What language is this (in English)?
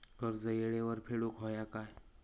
Marathi